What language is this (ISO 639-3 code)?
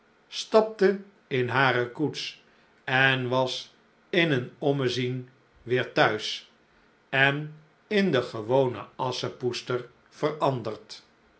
nld